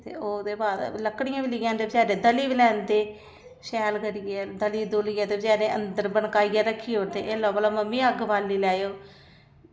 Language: Dogri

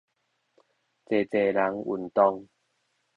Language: Min Nan Chinese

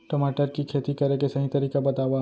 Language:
Chhattisgarhi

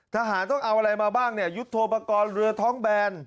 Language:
Thai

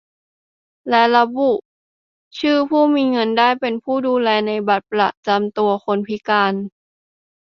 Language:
Thai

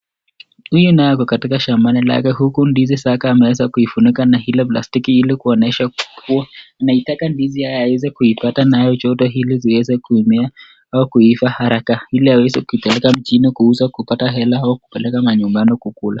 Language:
Swahili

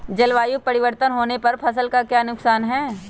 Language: Magahi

